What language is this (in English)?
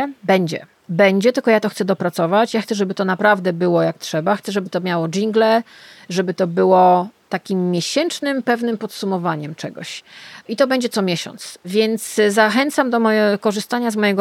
Polish